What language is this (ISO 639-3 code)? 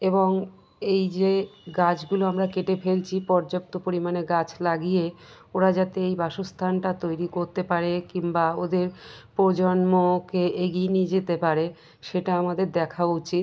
ben